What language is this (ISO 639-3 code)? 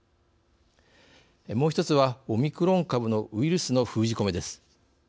jpn